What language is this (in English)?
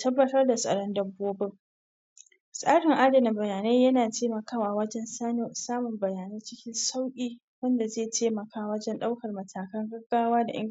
Hausa